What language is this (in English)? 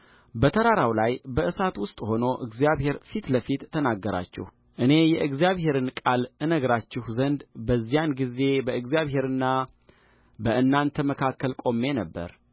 Amharic